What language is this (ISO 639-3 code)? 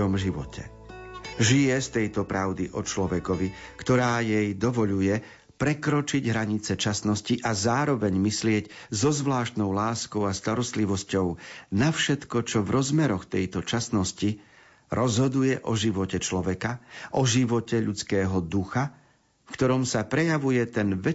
slk